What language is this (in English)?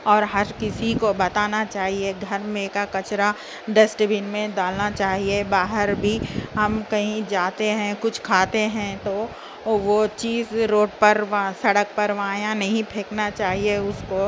Urdu